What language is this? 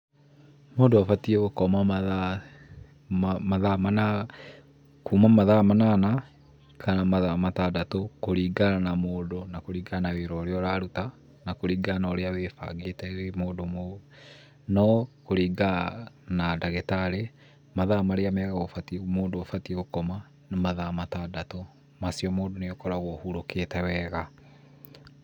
Kikuyu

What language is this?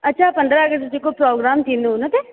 Sindhi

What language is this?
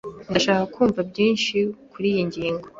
Kinyarwanda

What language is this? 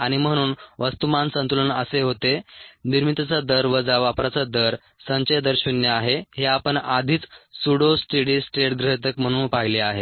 Marathi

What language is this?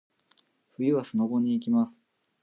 Japanese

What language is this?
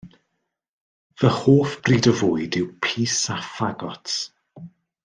Welsh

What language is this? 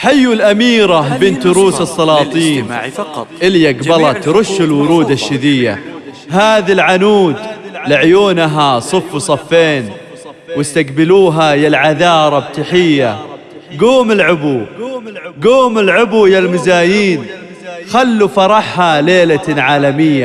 Arabic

